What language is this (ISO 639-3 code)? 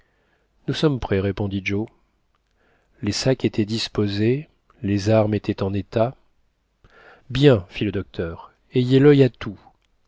fra